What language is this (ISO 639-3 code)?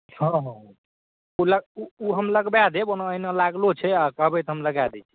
mai